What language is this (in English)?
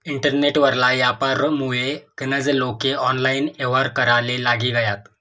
Marathi